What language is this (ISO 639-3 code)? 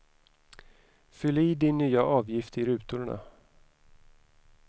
swe